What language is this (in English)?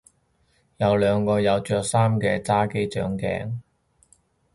Cantonese